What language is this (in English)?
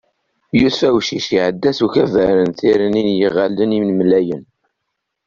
Kabyle